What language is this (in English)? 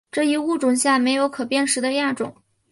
Chinese